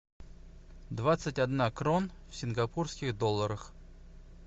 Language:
Russian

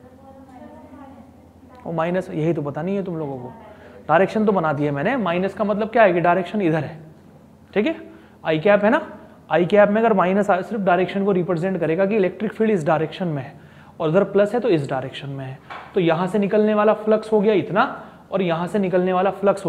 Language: Hindi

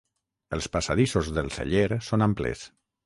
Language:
Catalan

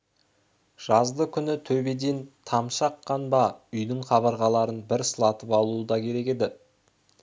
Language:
Kazakh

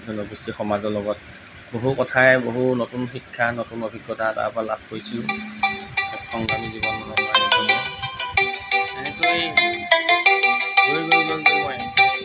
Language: Assamese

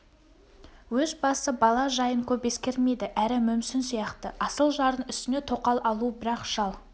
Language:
Kazakh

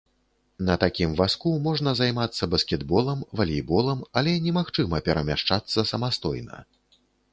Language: Belarusian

